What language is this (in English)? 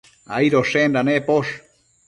Matsés